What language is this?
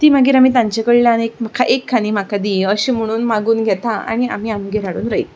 Konkani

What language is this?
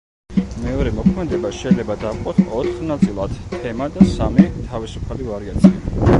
Georgian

